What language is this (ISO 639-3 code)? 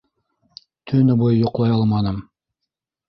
bak